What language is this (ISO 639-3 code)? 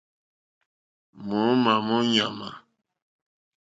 bri